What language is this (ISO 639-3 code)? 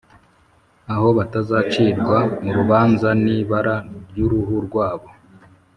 kin